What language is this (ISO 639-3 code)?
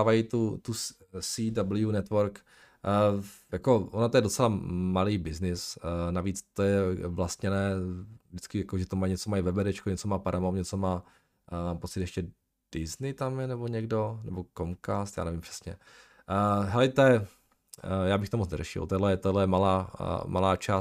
ces